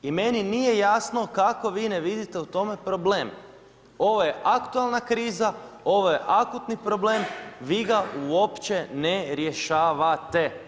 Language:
Croatian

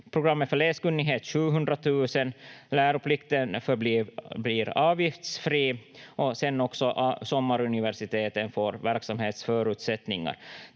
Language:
Finnish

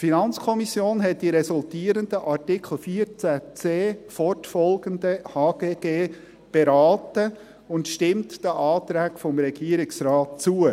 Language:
Swiss German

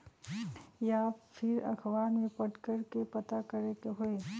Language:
Magahi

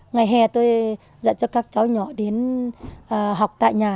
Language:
Vietnamese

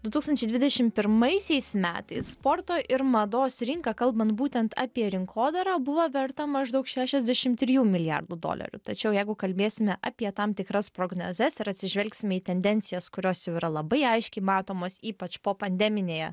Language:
Lithuanian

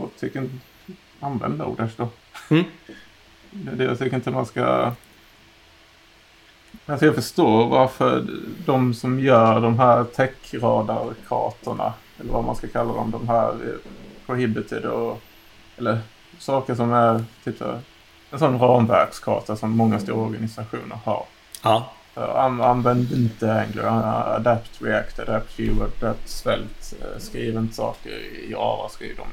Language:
Swedish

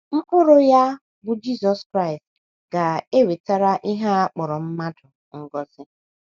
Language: Igbo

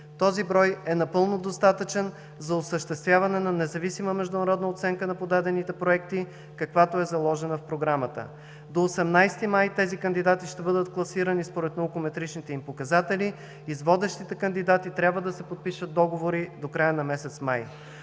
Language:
Bulgarian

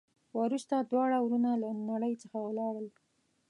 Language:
Pashto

